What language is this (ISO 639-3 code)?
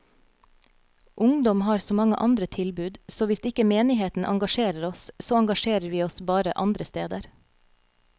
nor